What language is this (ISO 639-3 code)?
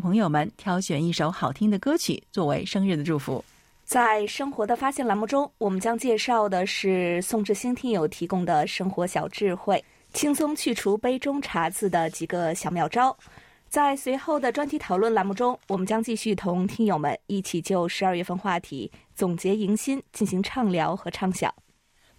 zho